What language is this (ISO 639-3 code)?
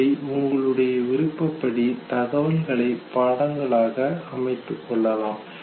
tam